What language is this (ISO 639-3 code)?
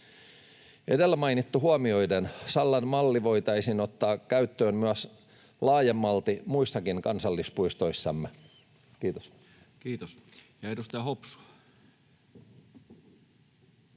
fin